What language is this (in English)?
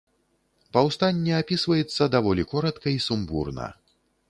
Belarusian